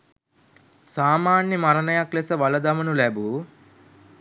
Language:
Sinhala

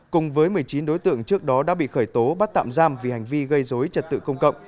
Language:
Vietnamese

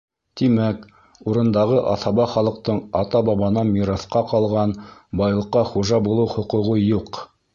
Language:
Bashkir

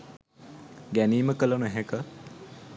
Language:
Sinhala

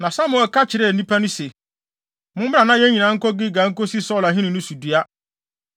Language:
Akan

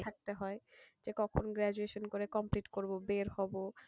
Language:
Bangla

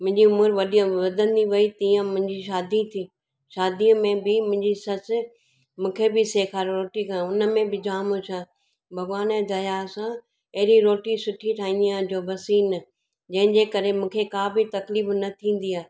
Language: Sindhi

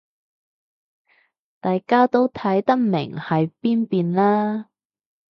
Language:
Cantonese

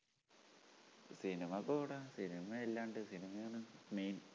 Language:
Malayalam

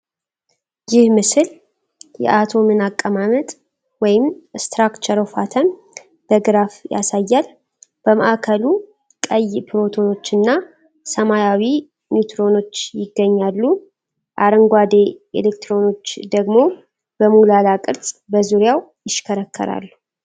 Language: Amharic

